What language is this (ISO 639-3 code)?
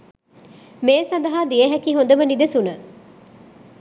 sin